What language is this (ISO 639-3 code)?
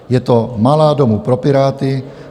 ces